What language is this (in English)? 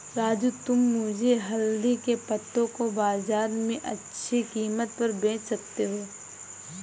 Hindi